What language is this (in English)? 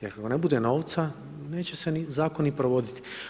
Croatian